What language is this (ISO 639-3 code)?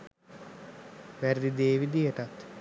sin